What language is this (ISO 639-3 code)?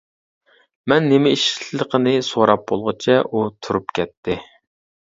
uig